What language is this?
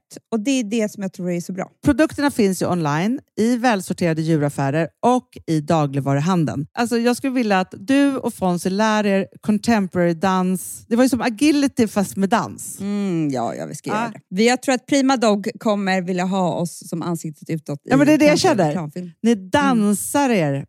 Swedish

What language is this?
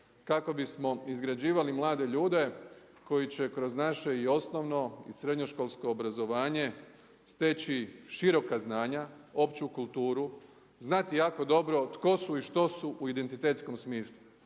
Croatian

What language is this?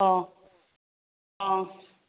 Manipuri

